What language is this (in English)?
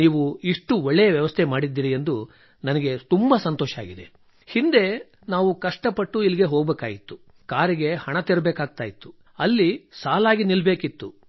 Kannada